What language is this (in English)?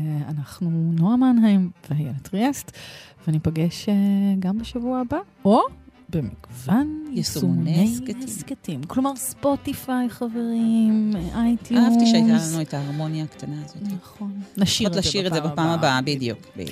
Hebrew